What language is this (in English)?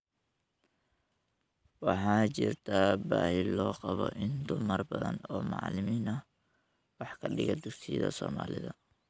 Somali